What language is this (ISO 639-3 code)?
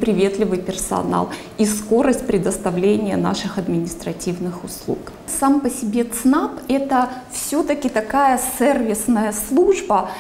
rus